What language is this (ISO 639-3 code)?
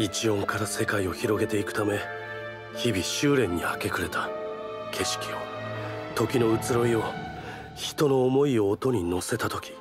jpn